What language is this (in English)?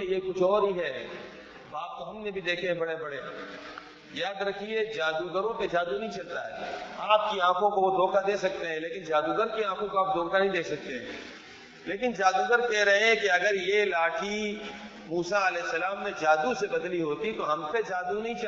Urdu